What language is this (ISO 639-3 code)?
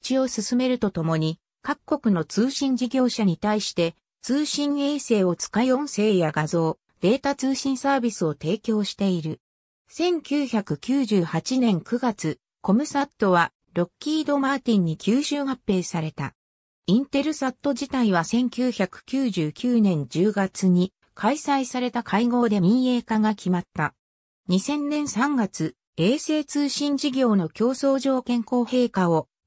jpn